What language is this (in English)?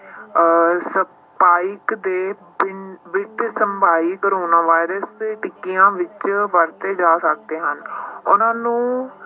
Punjabi